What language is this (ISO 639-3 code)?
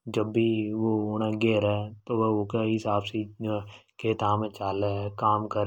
hoj